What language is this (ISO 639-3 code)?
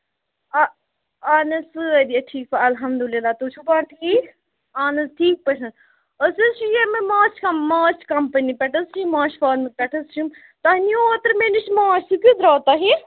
kas